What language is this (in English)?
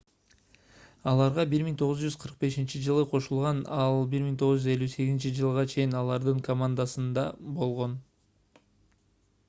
Kyrgyz